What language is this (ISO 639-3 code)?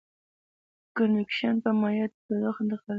pus